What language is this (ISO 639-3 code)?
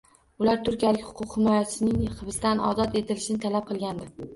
uzb